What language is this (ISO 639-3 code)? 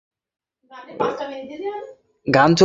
ben